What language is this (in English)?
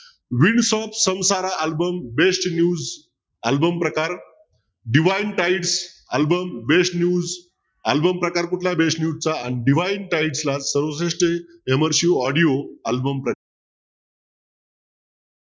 Marathi